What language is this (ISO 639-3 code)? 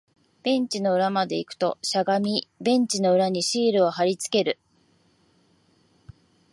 jpn